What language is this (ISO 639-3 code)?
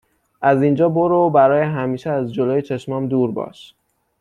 fas